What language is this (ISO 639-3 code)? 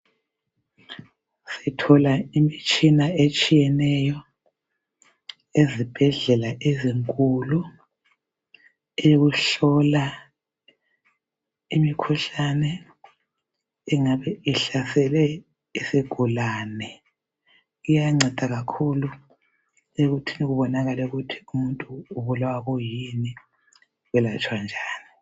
nde